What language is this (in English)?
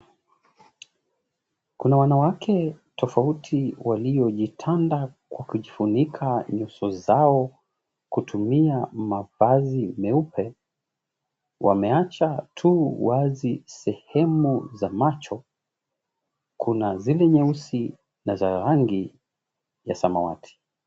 Swahili